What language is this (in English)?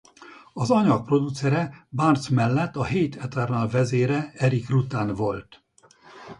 Hungarian